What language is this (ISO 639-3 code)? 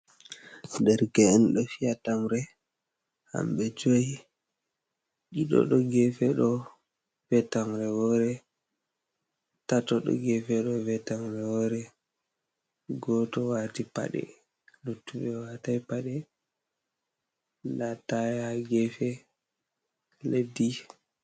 ful